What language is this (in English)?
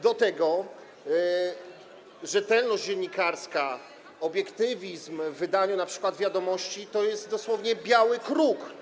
Polish